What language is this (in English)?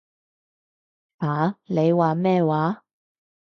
Cantonese